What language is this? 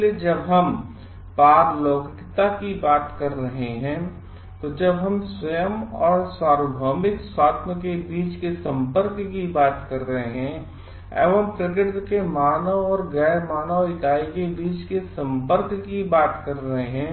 Hindi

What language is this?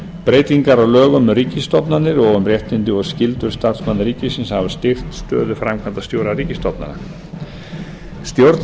Icelandic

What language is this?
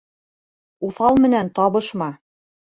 Bashkir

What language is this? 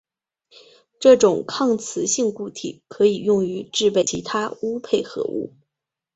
Chinese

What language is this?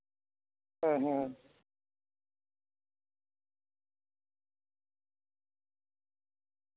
Santali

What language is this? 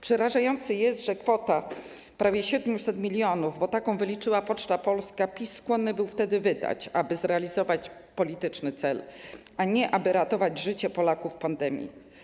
Polish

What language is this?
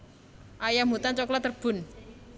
Javanese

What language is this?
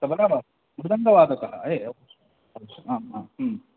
Sanskrit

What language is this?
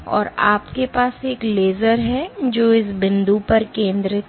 Hindi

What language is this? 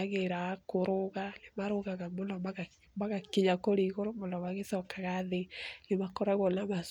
Kikuyu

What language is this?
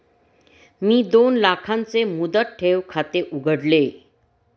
Marathi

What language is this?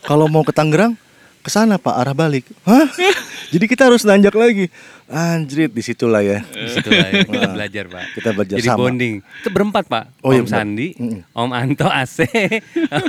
Indonesian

